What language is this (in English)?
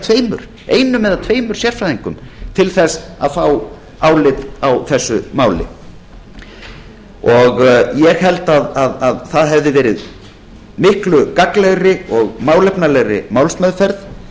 Icelandic